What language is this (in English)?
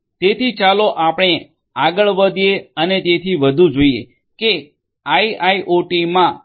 Gujarati